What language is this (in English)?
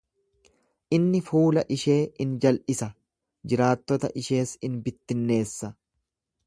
Oromo